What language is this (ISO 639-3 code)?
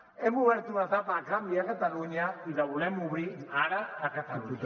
cat